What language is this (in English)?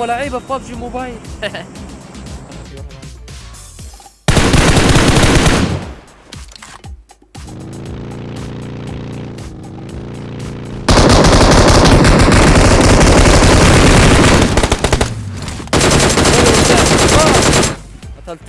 Arabic